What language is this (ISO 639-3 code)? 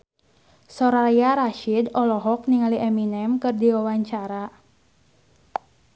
sun